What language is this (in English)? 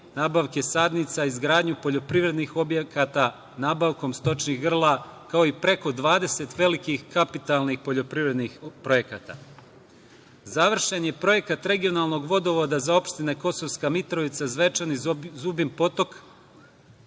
Serbian